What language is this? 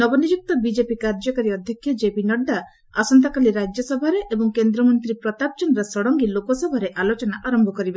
Odia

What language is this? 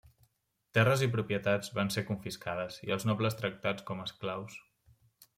Catalan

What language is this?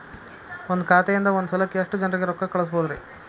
Kannada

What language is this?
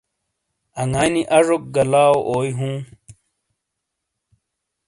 Shina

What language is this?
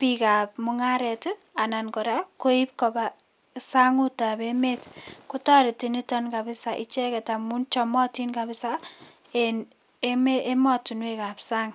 Kalenjin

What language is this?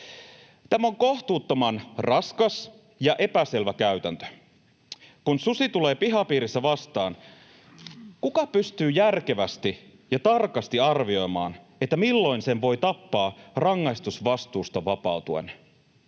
Finnish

